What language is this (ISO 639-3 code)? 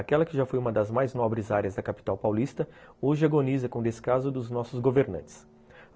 por